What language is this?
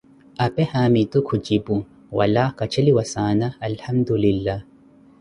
Koti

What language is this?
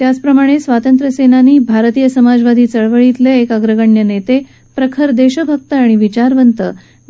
Marathi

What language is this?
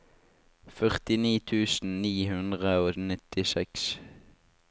Norwegian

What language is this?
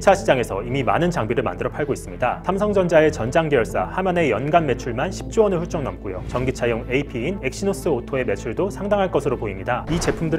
Korean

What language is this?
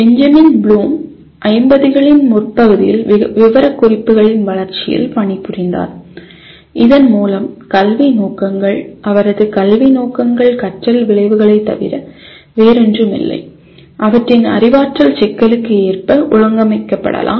Tamil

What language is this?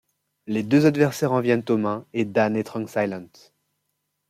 French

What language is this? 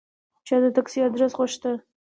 Pashto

